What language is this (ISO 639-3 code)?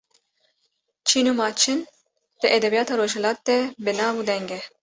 kur